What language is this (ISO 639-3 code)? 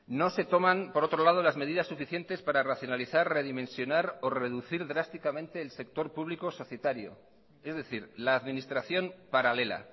spa